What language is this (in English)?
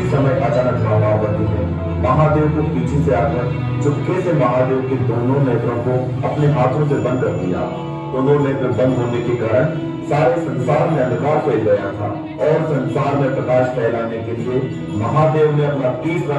Arabic